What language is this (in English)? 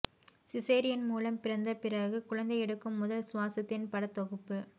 Tamil